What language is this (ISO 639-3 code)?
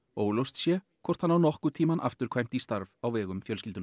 isl